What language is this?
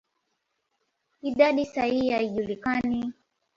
Swahili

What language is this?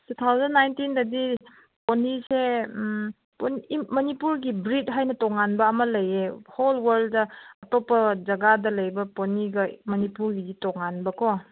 Manipuri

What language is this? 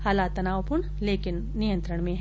Hindi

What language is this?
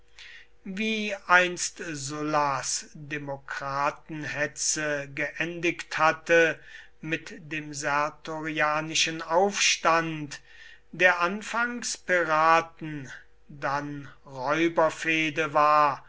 German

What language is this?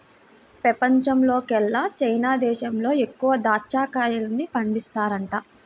Telugu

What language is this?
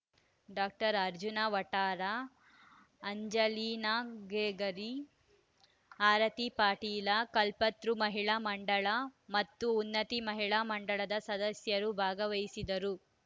Kannada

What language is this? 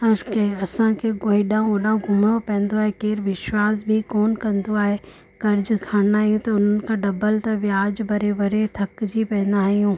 Sindhi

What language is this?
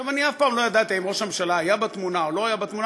Hebrew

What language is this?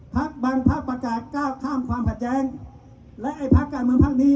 Thai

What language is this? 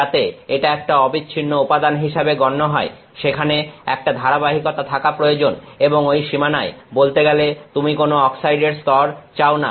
Bangla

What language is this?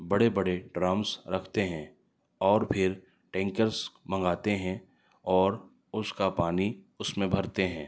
Urdu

